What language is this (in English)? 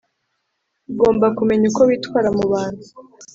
Kinyarwanda